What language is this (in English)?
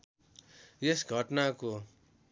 Nepali